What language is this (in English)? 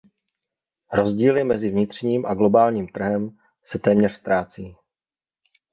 Czech